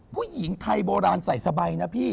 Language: Thai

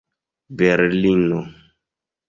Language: Esperanto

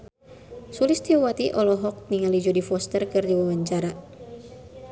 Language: Sundanese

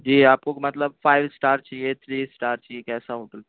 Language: Urdu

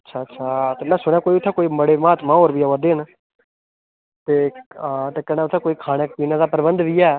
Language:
Dogri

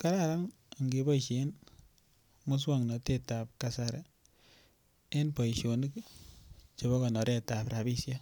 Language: Kalenjin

